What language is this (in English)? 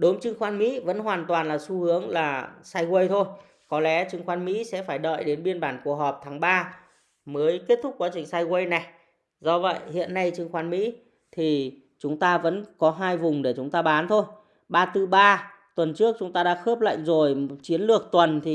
Vietnamese